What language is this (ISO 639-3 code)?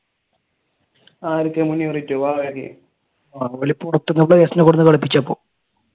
mal